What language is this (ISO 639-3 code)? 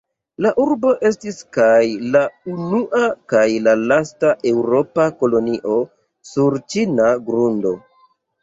epo